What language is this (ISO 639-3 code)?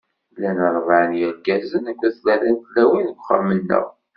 kab